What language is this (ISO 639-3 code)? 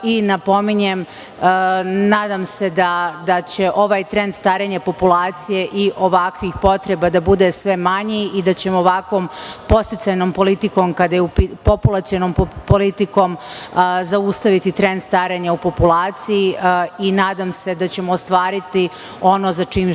srp